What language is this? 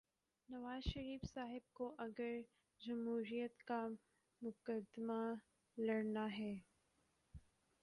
Urdu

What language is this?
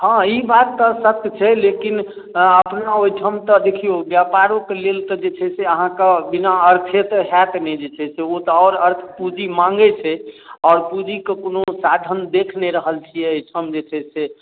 Maithili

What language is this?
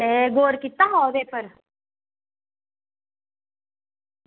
Dogri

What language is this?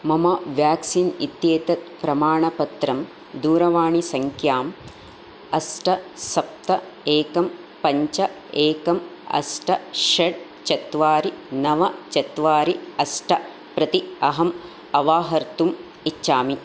Sanskrit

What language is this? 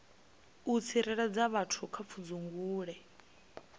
Venda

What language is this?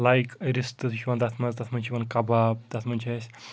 Kashmiri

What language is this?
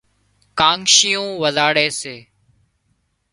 Wadiyara Koli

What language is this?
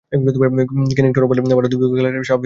Bangla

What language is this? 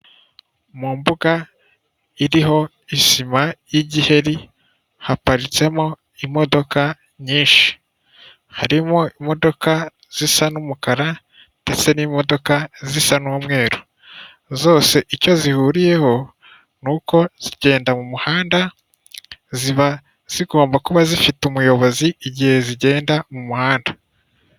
Kinyarwanda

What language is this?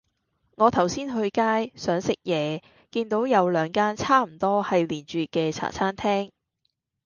Cantonese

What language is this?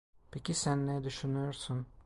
Turkish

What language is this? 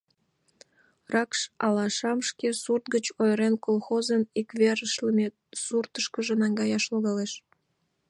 Mari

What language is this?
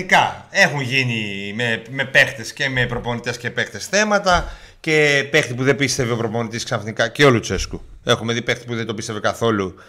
Greek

